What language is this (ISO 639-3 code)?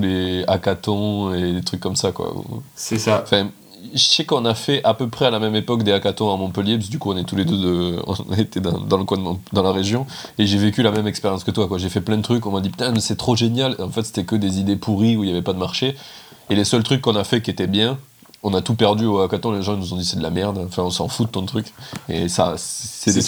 fra